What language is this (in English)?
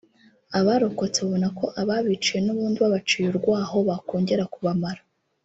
Kinyarwanda